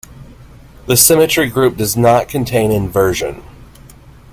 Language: English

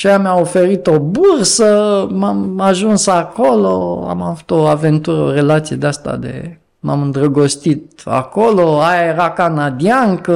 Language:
Romanian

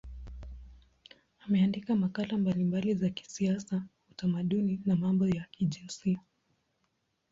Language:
Swahili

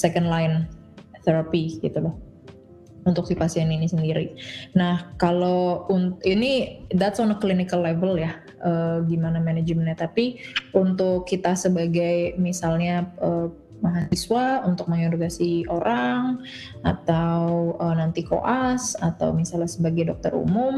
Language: Indonesian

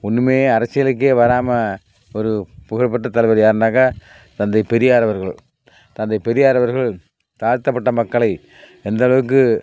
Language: Tamil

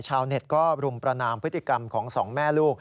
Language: Thai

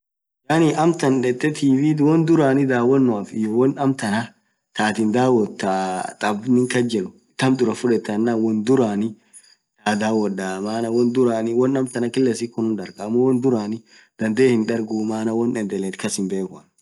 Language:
Orma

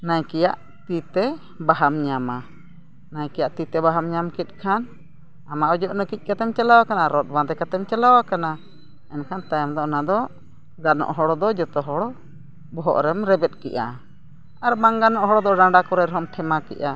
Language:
Santali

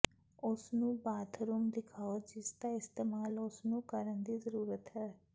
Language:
Punjabi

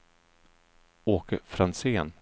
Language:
Swedish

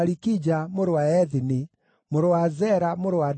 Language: Kikuyu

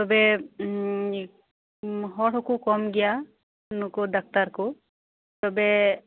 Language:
Santali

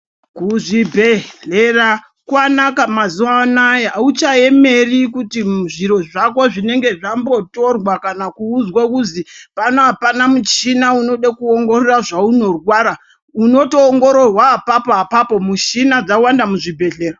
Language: Ndau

